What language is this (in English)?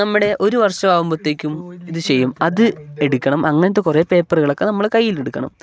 Malayalam